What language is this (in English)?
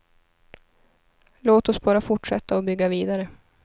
Swedish